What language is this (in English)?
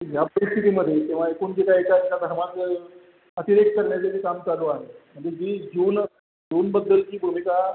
Marathi